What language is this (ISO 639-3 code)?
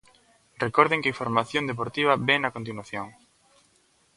glg